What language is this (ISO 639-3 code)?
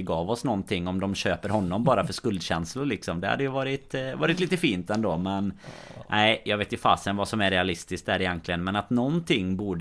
swe